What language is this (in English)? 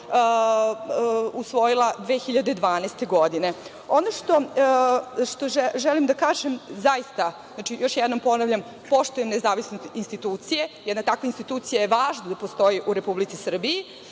Serbian